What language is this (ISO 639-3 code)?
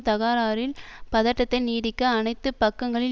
tam